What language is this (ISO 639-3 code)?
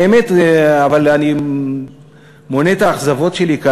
heb